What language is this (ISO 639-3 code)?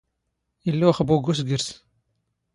zgh